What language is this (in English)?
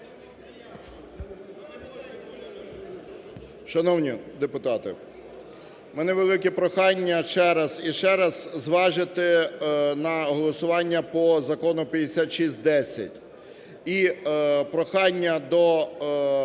Ukrainian